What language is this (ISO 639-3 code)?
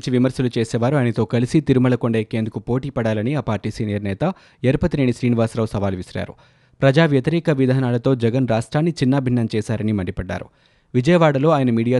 tel